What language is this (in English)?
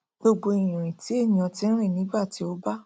Yoruba